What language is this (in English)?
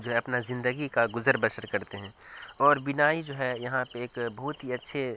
Urdu